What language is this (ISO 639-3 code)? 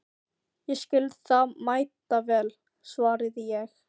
isl